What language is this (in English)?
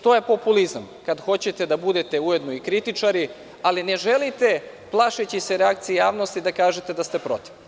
Serbian